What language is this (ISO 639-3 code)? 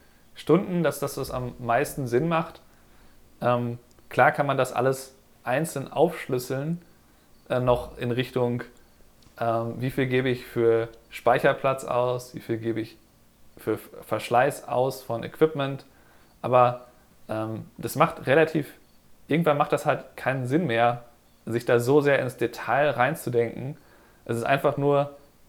deu